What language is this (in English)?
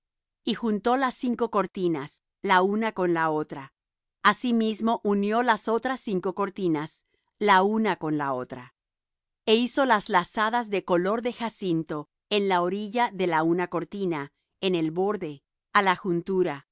Spanish